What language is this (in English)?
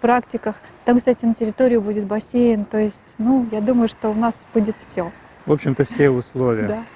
Russian